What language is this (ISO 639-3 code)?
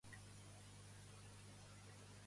cat